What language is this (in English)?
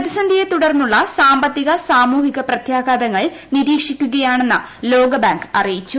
Malayalam